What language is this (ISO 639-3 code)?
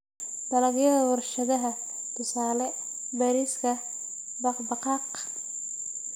som